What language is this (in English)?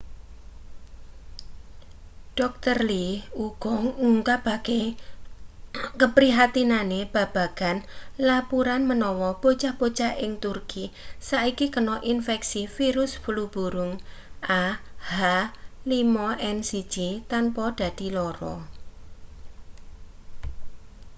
Javanese